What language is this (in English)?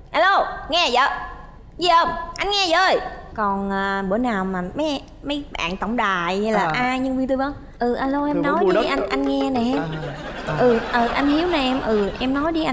Vietnamese